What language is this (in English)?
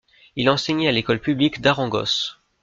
French